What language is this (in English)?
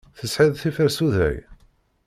Kabyle